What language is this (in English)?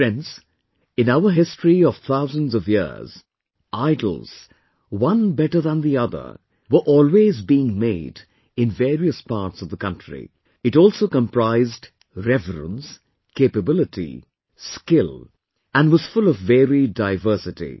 English